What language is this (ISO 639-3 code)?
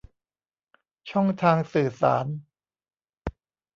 tha